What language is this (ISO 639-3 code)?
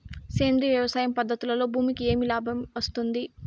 tel